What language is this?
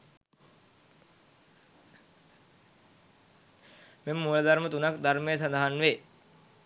Sinhala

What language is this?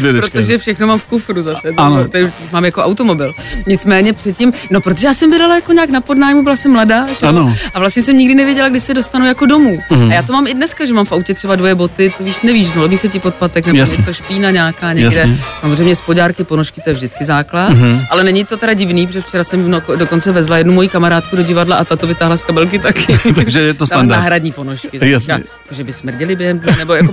Czech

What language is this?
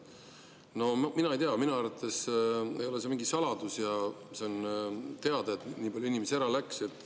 Estonian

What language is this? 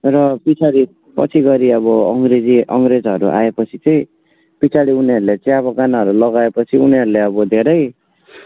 Nepali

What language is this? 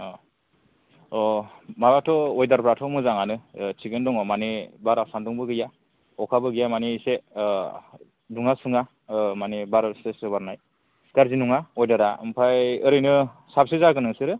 Bodo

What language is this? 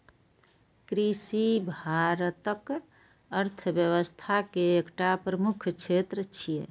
Maithili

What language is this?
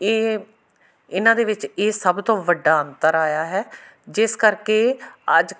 Punjabi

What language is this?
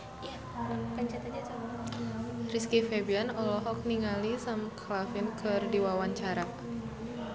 Sundanese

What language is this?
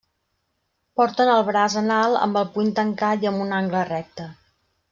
Catalan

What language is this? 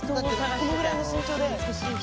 Japanese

